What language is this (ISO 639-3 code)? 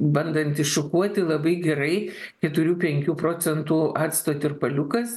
lit